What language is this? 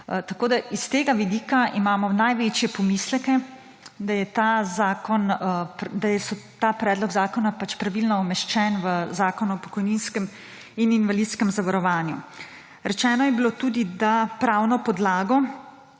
Slovenian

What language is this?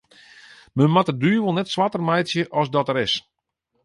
Western Frisian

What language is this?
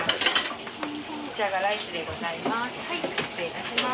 Japanese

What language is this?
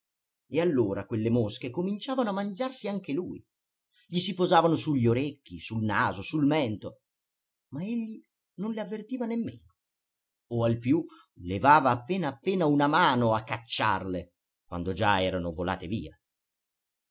Italian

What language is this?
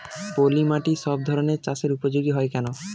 Bangla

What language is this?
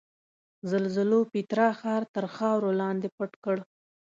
Pashto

